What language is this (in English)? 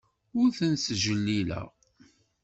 Kabyle